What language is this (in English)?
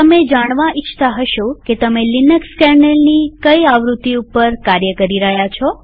Gujarati